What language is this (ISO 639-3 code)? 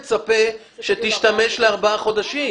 heb